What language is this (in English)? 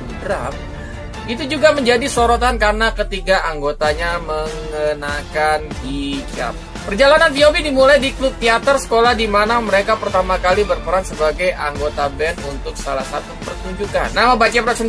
Indonesian